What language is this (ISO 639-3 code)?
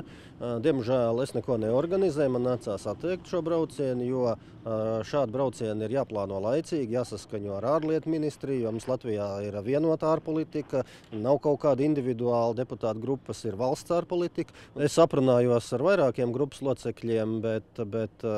lav